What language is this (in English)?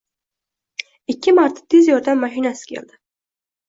Uzbek